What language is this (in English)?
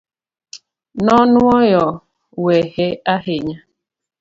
Luo (Kenya and Tanzania)